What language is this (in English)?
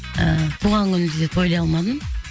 Kazakh